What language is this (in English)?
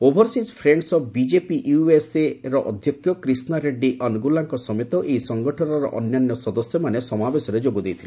Odia